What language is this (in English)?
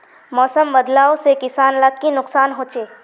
Magahi